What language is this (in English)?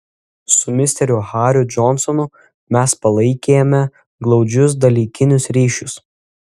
Lithuanian